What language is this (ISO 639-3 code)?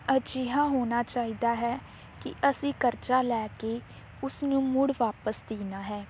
pan